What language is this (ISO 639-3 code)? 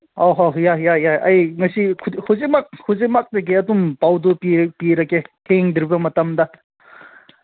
mni